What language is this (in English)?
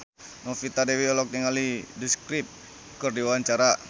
Sundanese